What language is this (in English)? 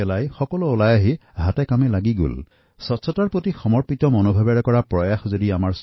Assamese